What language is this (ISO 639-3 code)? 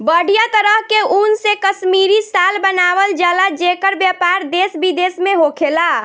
bho